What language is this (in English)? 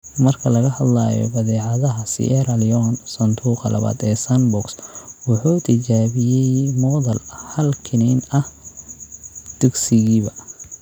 Somali